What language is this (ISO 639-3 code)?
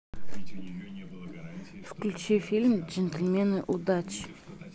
rus